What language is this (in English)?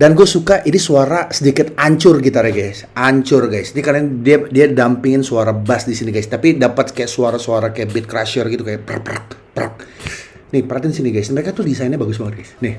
Indonesian